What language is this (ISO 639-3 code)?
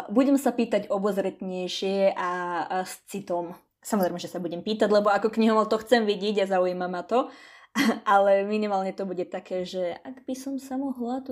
slk